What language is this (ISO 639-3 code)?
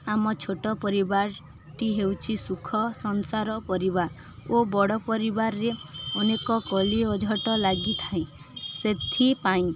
ori